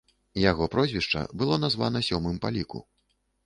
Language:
Belarusian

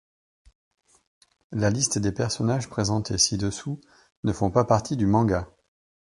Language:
French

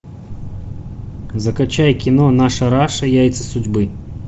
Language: Russian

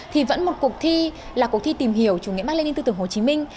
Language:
Vietnamese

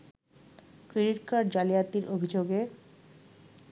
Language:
Bangla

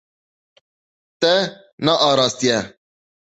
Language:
Kurdish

